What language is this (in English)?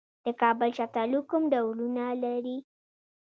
Pashto